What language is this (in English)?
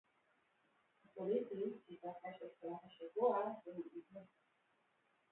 Hebrew